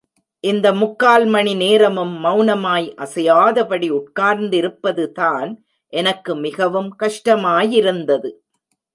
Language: Tamil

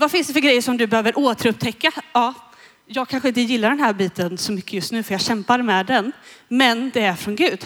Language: Swedish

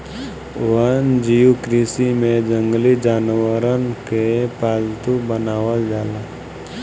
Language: Bhojpuri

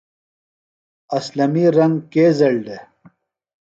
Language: Phalura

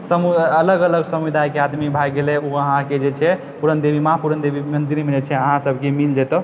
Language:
Maithili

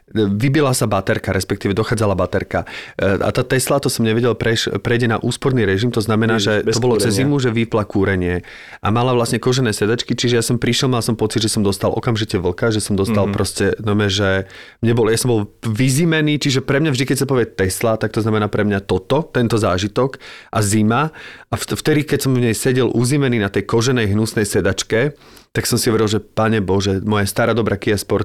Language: Slovak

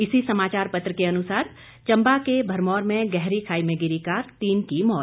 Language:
Hindi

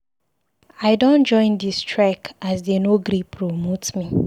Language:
Nigerian Pidgin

